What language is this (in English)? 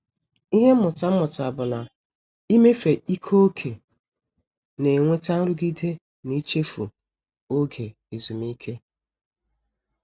Igbo